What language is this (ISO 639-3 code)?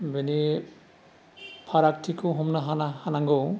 brx